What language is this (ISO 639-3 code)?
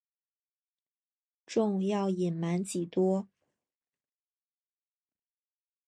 zho